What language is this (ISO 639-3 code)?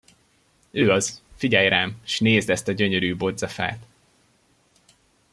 hun